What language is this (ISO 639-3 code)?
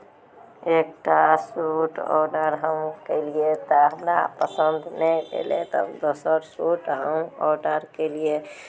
mai